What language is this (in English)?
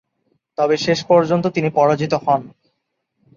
Bangla